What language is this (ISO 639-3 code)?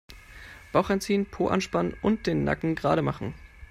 deu